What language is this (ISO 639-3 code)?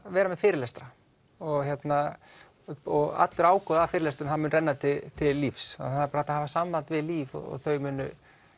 isl